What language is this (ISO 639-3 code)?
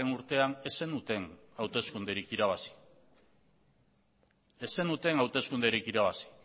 eus